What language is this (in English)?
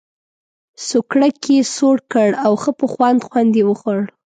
Pashto